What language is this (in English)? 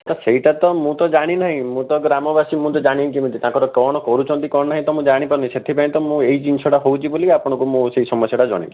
Odia